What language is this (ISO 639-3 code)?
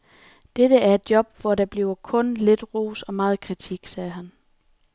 dan